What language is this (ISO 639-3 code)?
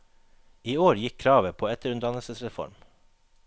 nor